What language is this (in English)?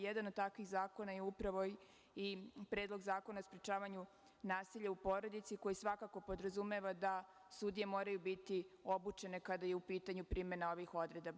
Serbian